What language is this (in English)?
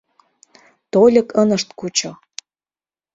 Mari